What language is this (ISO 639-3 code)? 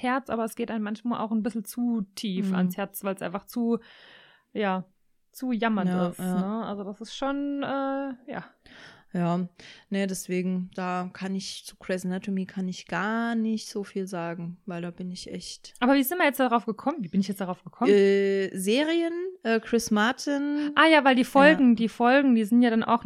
deu